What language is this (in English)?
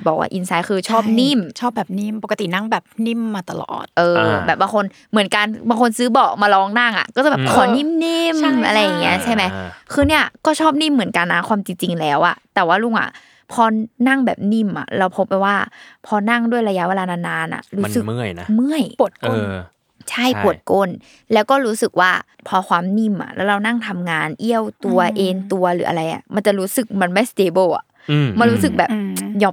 Thai